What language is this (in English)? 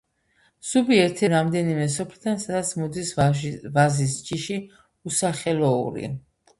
Georgian